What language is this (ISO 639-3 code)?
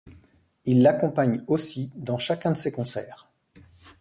fra